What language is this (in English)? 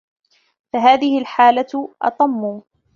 Arabic